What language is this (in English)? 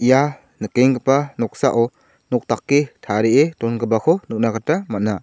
Garo